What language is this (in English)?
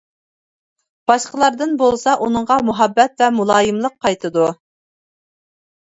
Uyghur